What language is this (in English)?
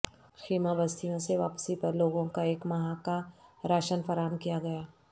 Urdu